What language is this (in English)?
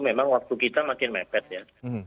Indonesian